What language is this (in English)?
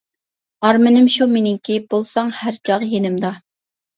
Uyghur